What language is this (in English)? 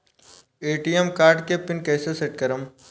Bhojpuri